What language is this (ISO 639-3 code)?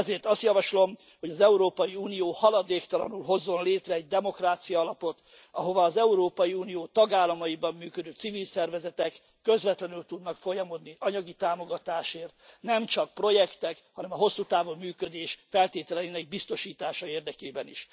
hun